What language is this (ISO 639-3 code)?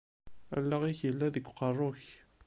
kab